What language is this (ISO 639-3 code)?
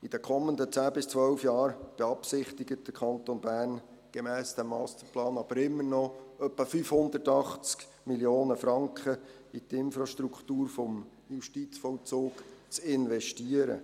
gsw